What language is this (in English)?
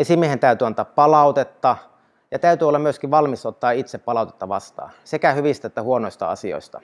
Finnish